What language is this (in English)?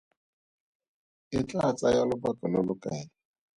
Tswana